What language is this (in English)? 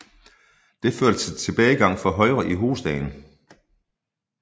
Danish